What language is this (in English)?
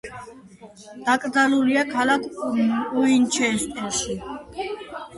Georgian